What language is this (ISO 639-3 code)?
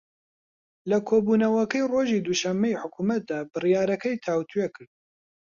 ckb